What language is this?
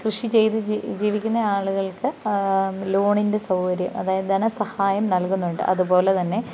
Malayalam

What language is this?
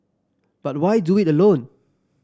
English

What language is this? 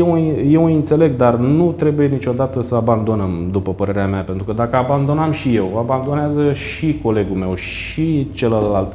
Romanian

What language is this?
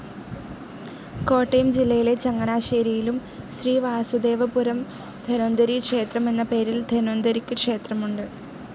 Malayalam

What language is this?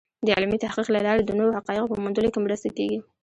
Pashto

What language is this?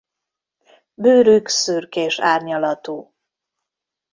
Hungarian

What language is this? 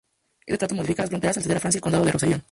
Spanish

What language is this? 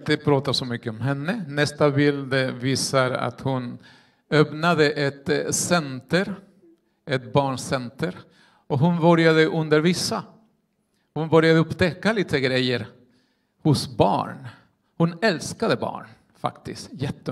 Swedish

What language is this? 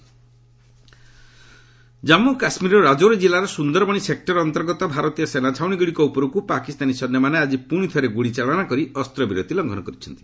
Odia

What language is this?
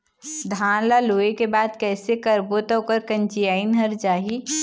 Chhattisgarhi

